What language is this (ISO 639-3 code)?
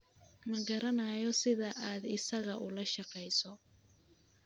som